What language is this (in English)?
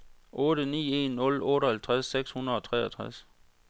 Danish